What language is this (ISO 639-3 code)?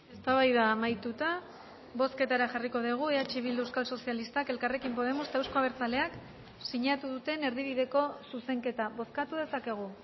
eus